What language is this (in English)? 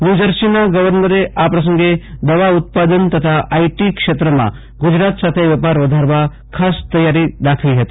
Gujarati